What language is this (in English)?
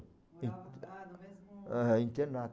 Portuguese